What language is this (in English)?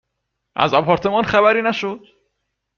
Persian